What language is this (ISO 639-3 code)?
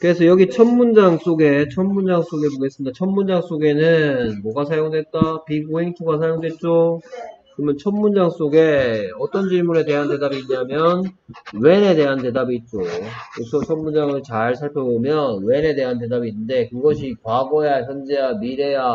kor